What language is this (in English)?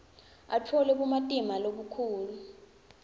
Swati